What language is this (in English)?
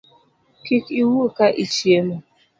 Luo (Kenya and Tanzania)